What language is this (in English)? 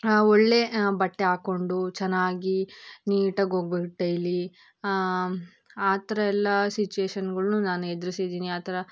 Kannada